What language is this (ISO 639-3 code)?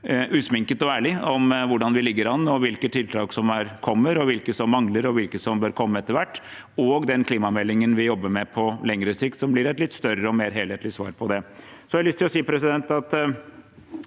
nor